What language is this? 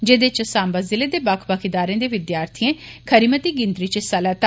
Dogri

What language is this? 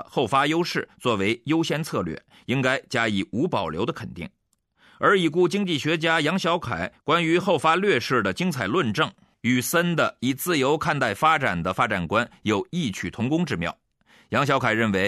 Chinese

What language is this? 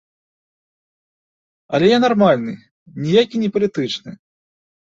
Belarusian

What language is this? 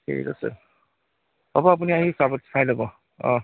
Assamese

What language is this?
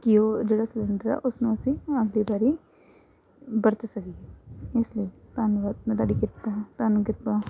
Punjabi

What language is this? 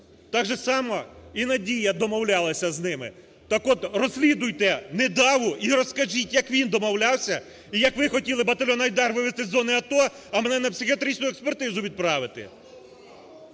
Ukrainian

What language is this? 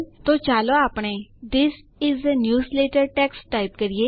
Gujarati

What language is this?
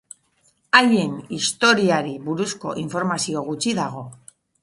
Basque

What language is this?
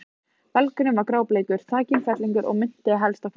Icelandic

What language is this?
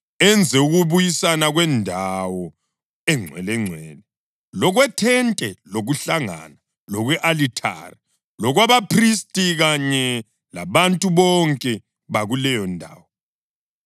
North Ndebele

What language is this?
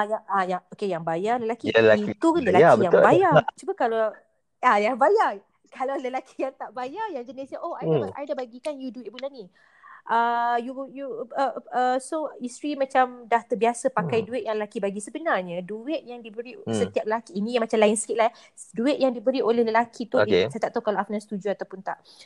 Malay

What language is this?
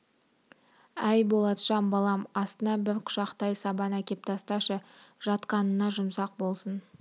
Kazakh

